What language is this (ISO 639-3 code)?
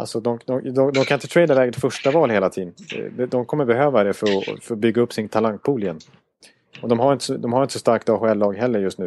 swe